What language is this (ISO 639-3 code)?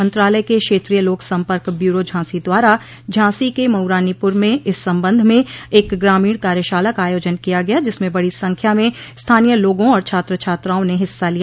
hin